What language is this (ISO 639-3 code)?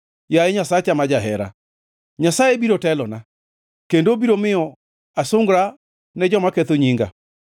luo